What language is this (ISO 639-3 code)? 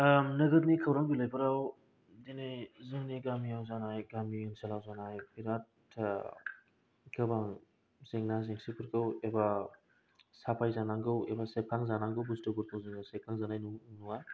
brx